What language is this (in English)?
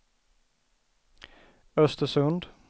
Swedish